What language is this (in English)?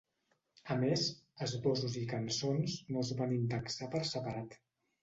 Catalan